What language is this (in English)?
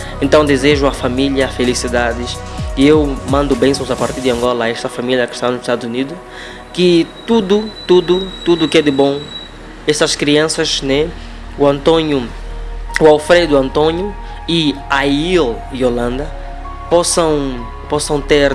Portuguese